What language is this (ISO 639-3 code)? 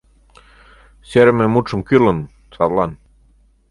chm